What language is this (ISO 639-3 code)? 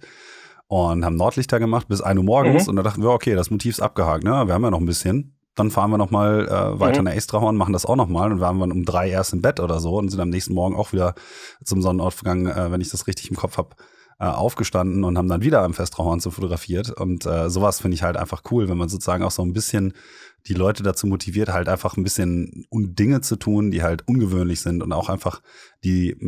deu